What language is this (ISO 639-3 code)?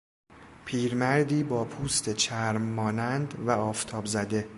fas